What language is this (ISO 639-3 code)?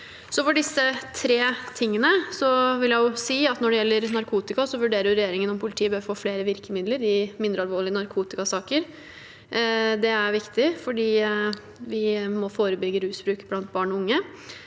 nor